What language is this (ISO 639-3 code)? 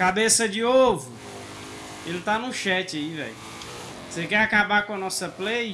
por